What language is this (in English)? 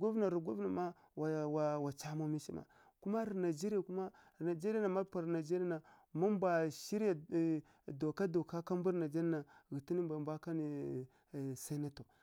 Kirya-Konzəl